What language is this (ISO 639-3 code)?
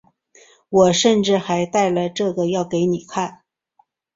zho